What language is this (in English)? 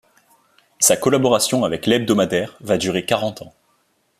French